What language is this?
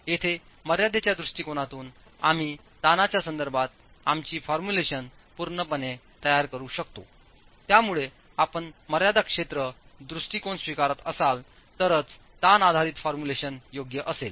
Marathi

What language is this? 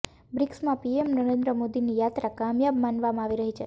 Gujarati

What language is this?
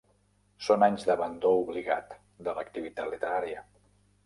Catalan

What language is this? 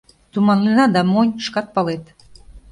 Mari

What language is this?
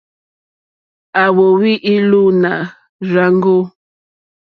Mokpwe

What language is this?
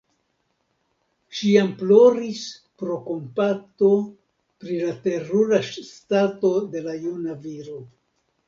Esperanto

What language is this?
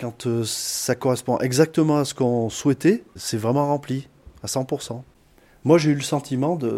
French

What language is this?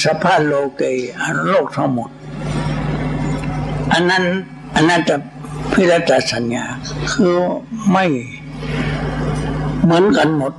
Thai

